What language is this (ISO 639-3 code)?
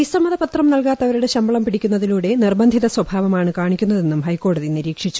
mal